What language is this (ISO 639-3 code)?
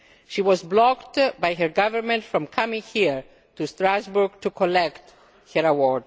eng